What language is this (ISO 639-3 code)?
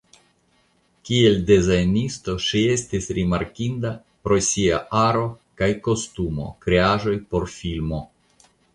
epo